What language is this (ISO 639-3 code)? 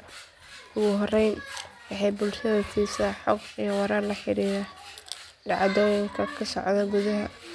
som